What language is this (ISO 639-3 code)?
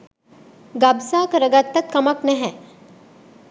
sin